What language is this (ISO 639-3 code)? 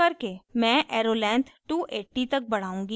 hin